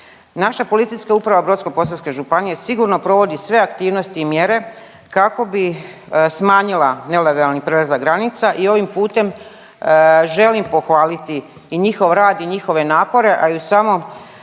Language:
Croatian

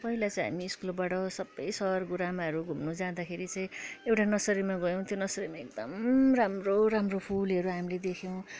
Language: Nepali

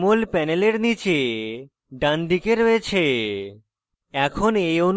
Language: Bangla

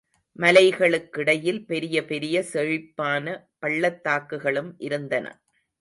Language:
Tamil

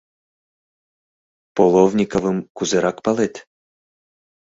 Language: Mari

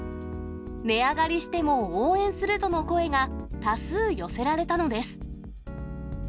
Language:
Japanese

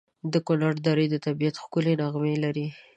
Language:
Pashto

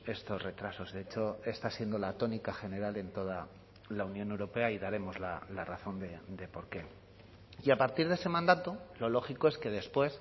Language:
Spanish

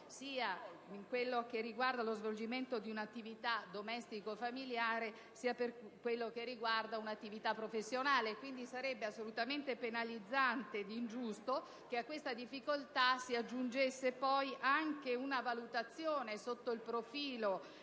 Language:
Italian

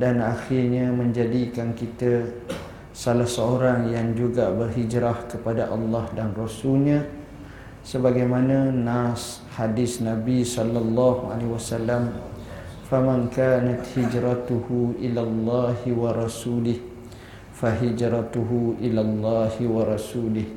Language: Malay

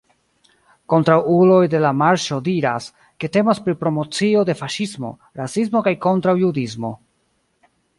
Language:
Esperanto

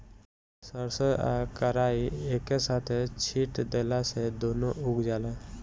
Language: Bhojpuri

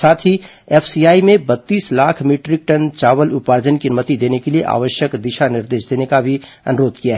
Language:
Hindi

